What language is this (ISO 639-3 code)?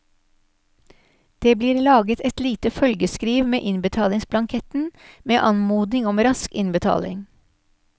nor